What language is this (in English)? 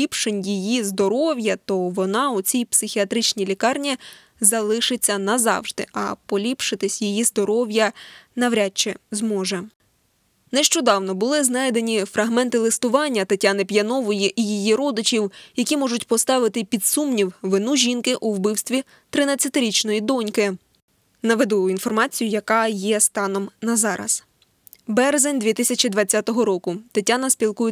Ukrainian